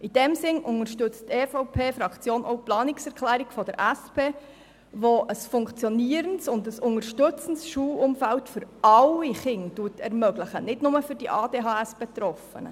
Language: Swiss German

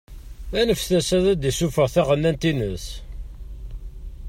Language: Kabyle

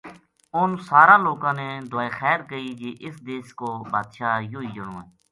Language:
Gujari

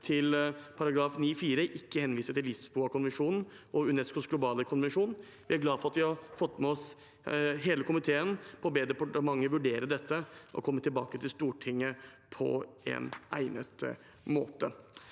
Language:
Norwegian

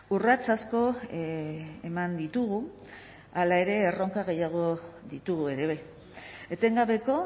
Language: Basque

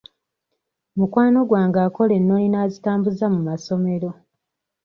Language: Ganda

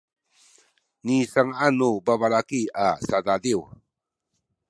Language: Sakizaya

